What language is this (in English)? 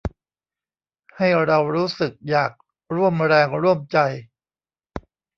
Thai